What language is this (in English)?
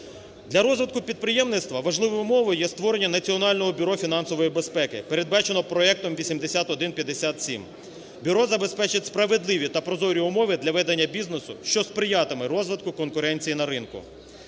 Ukrainian